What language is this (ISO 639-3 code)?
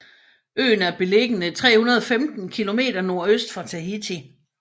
dan